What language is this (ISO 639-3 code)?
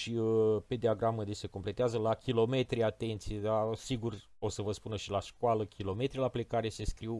ron